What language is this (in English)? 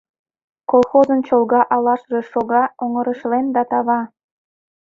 Mari